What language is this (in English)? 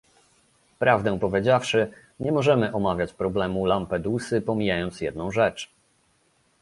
Polish